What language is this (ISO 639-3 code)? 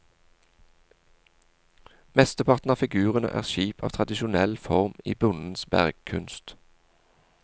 nor